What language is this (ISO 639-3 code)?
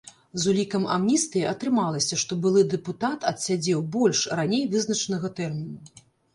bel